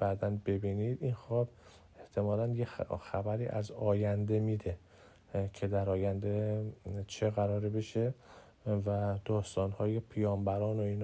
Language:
Persian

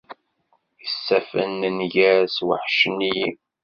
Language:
Kabyle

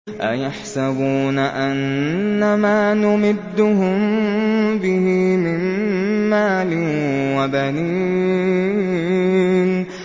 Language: Arabic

